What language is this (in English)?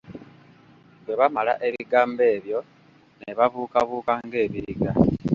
Ganda